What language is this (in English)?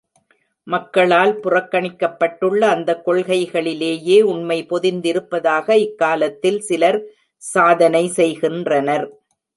Tamil